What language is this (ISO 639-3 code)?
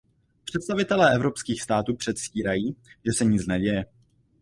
ces